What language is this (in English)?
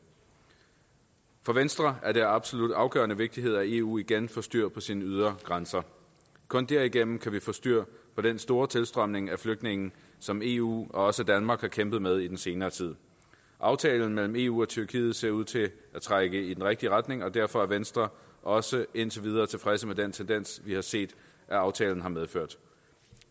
Danish